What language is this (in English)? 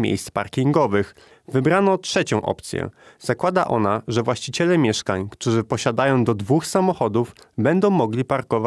Polish